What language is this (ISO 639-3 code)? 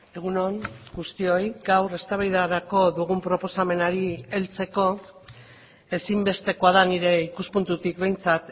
eus